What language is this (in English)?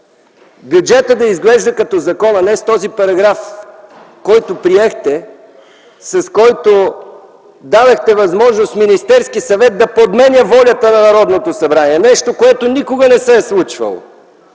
Bulgarian